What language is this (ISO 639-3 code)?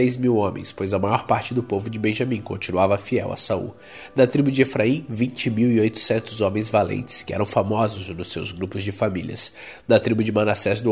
por